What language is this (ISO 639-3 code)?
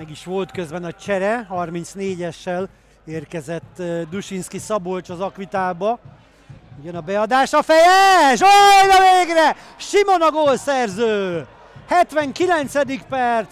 hun